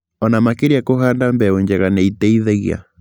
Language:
Kikuyu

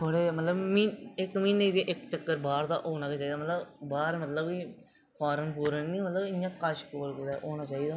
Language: Dogri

